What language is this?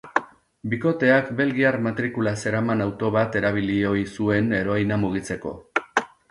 Basque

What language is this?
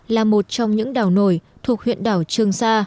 Vietnamese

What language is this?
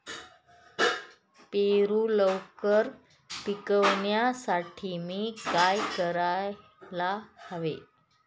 Marathi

